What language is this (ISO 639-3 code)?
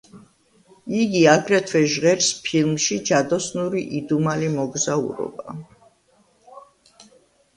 kat